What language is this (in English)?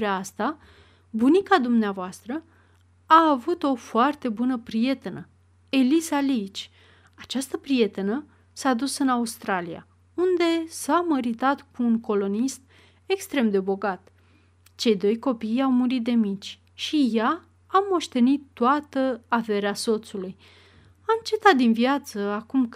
Romanian